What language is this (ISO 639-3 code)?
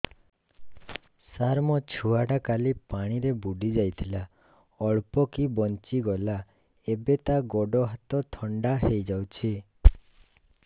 ori